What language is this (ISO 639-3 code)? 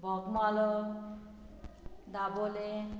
kok